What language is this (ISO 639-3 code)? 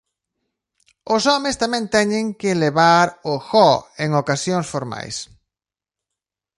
glg